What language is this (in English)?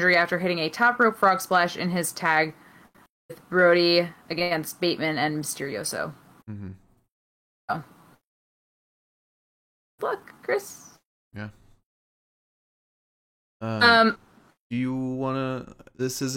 English